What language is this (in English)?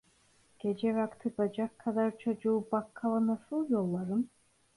Turkish